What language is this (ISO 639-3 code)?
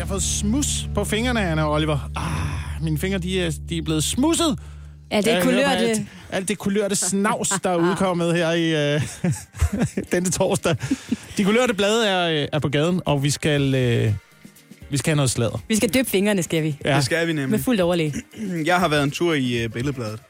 dan